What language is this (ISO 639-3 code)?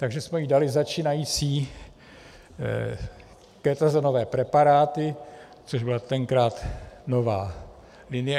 ces